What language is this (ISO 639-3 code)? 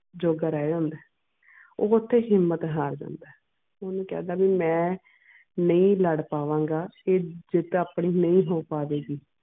pan